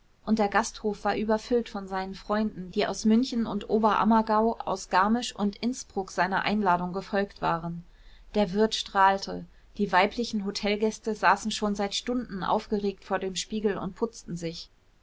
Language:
German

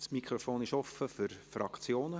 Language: Swiss German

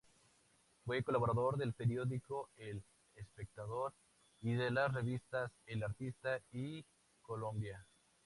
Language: Spanish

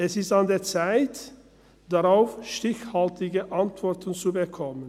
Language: Swiss German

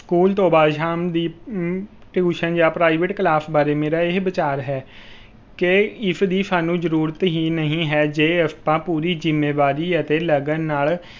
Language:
Punjabi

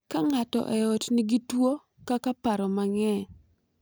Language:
Luo (Kenya and Tanzania)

